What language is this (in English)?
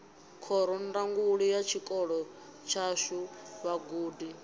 Venda